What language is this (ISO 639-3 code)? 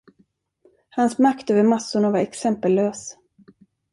swe